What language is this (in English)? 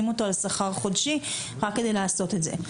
Hebrew